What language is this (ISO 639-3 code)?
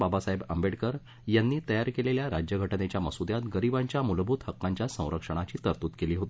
mar